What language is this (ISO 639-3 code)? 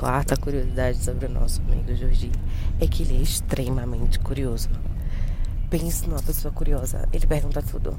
por